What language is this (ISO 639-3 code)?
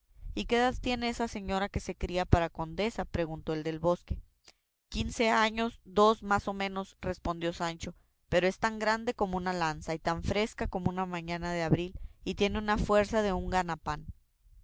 spa